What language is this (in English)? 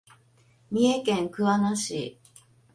Japanese